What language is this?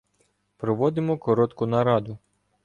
Ukrainian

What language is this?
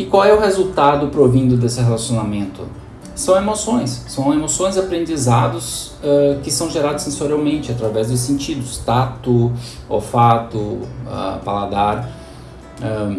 Portuguese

